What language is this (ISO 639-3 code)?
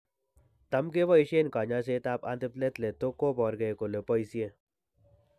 kln